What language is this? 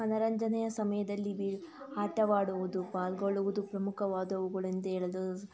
Kannada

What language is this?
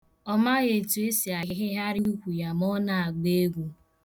Igbo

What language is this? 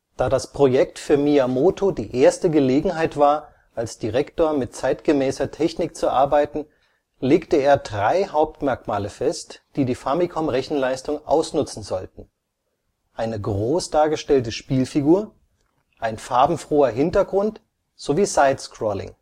German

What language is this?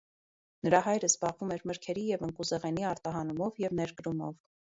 Armenian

